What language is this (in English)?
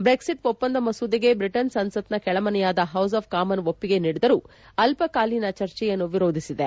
Kannada